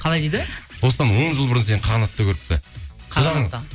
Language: Kazakh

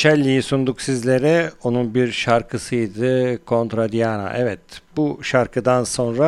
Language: Turkish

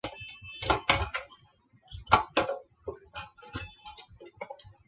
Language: Chinese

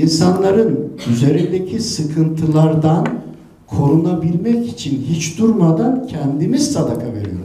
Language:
Turkish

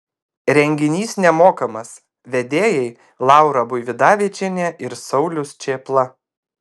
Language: Lithuanian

